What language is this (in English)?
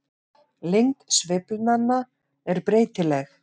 Icelandic